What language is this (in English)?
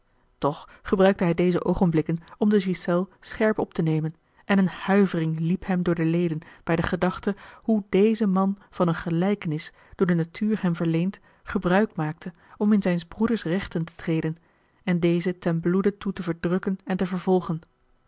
Dutch